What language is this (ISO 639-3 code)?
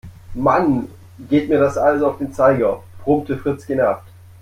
deu